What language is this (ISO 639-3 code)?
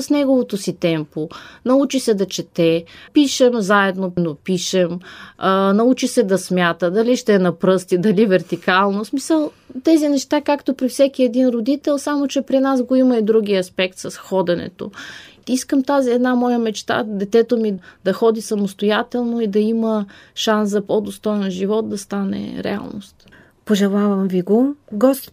bul